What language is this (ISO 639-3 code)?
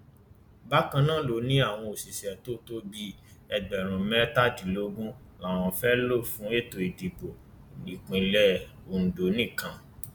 yor